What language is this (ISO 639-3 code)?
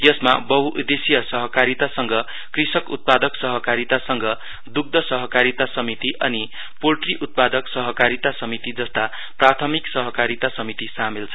nep